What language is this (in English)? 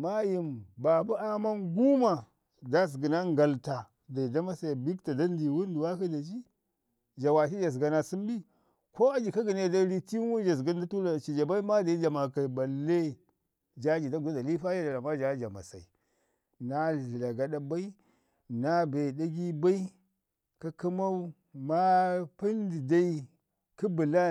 Ngizim